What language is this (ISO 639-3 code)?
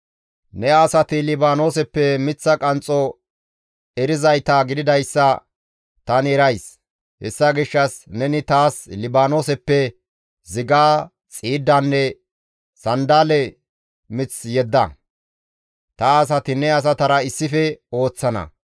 gmv